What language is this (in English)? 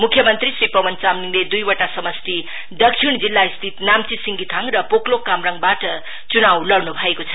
Nepali